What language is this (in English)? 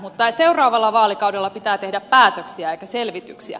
Finnish